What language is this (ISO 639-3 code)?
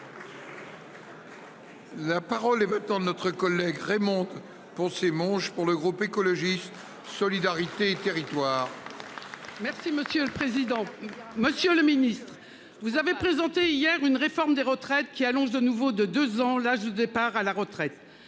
fra